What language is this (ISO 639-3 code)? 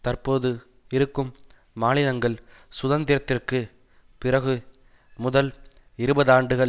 tam